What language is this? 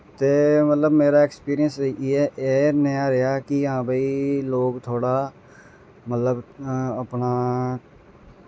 Dogri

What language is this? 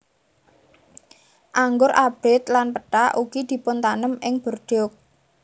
Javanese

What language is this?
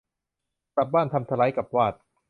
Thai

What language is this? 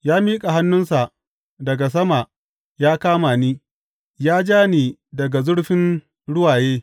Hausa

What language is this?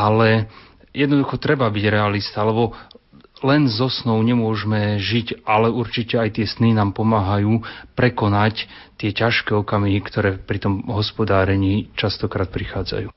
Slovak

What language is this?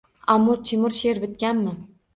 Uzbek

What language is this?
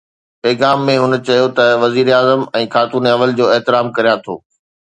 Sindhi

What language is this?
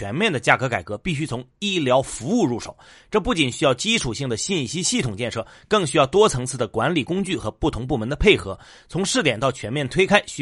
Chinese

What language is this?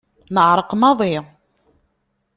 Kabyle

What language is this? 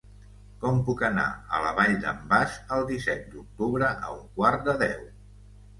Catalan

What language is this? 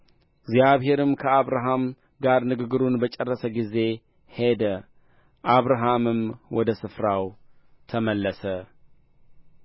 Amharic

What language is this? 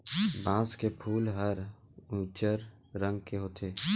Chhattisgarhi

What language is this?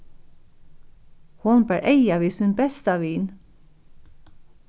Faroese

